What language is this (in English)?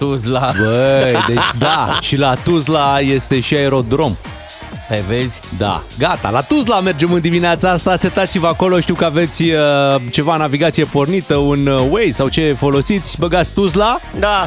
Romanian